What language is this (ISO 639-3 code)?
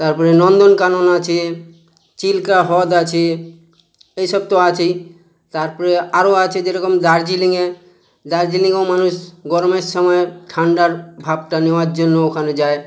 ben